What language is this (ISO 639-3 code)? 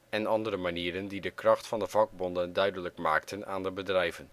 nld